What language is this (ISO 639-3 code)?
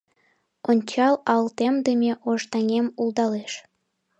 chm